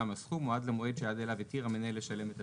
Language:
Hebrew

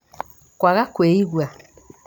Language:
Kikuyu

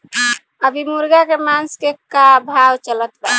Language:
Bhojpuri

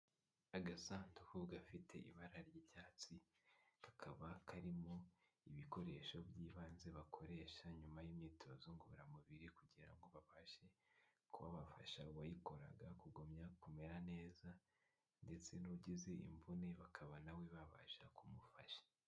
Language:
Kinyarwanda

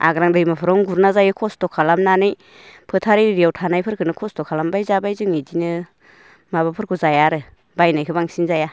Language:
Bodo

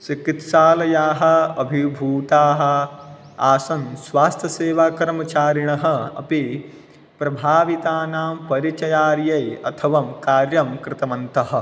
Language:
Sanskrit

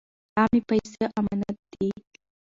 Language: Pashto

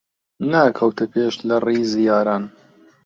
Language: Central Kurdish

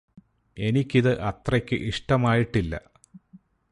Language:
Malayalam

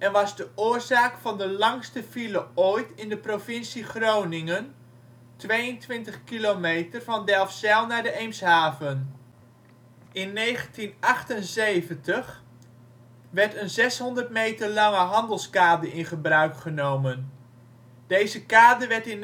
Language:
Dutch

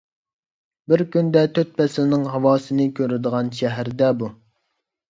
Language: Uyghur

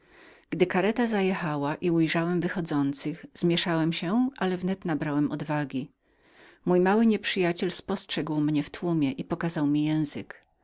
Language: Polish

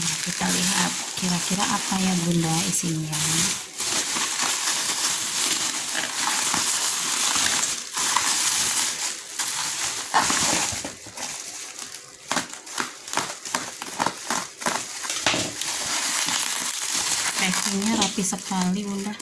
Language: Indonesian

